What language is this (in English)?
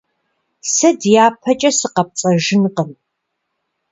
Kabardian